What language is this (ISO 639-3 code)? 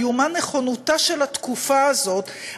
heb